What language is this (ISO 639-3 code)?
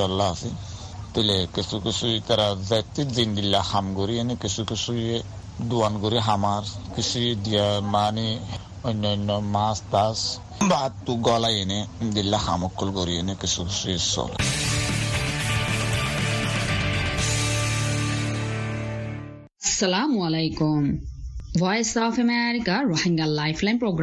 ben